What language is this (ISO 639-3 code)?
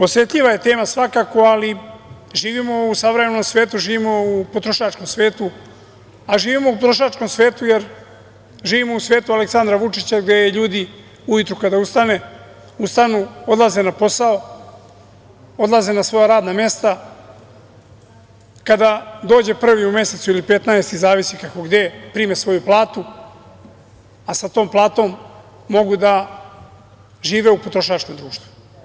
srp